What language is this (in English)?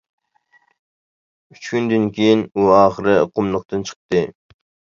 Uyghur